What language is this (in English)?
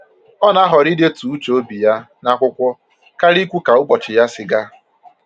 Igbo